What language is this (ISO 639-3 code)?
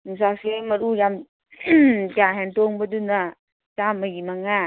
mni